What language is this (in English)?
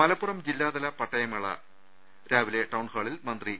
Malayalam